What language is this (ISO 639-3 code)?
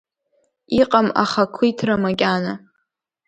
abk